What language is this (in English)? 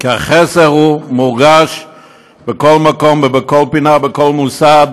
Hebrew